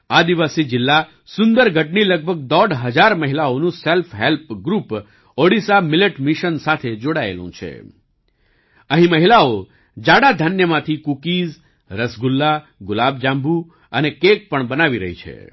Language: Gujarati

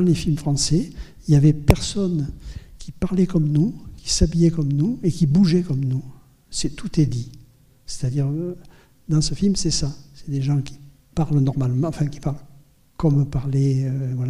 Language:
French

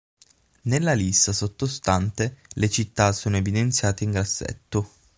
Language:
Italian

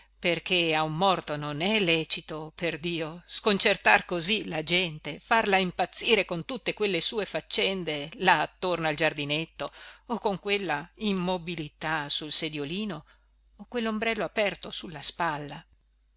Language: Italian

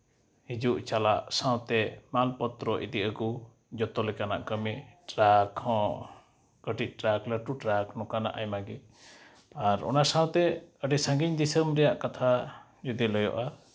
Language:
Santali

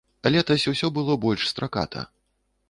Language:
Belarusian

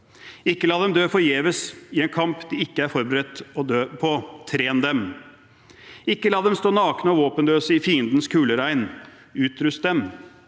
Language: Norwegian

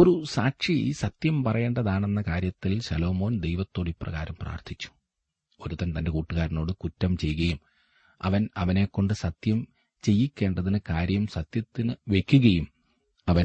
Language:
Malayalam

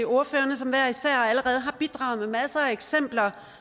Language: Danish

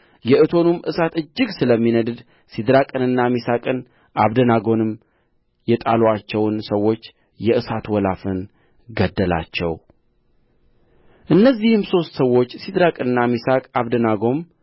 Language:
Amharic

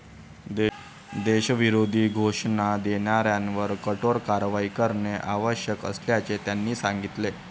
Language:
Marathi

